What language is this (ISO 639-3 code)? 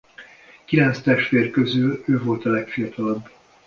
hun